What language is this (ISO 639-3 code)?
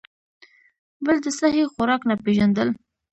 pus